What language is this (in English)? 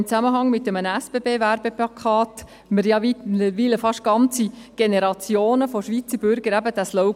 Swiss German